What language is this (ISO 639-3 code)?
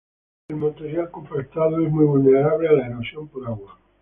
spa